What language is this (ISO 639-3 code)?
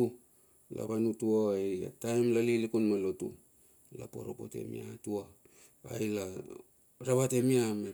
bxf